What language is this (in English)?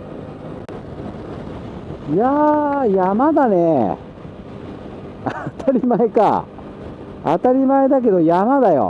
Japanese